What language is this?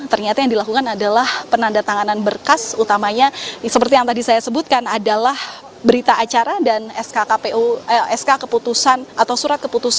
Indonesian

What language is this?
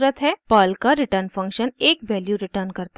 Hindi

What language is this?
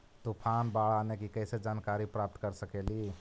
Magahi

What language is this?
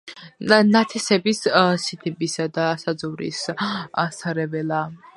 Georgian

